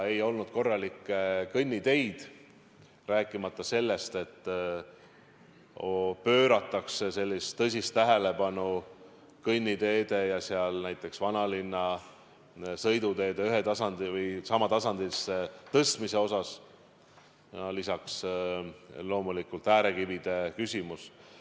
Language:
Estonian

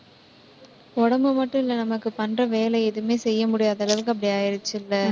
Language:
Tamil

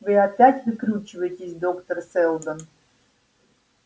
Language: Russian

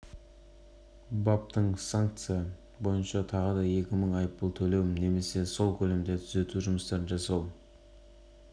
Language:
Kazakh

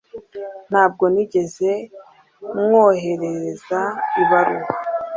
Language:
Kinyarwanda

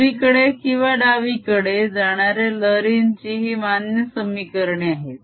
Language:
Marathi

